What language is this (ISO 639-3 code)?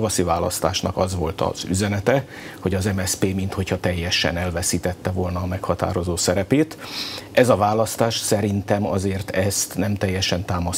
hun